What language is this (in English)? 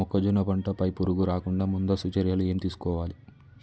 Telugu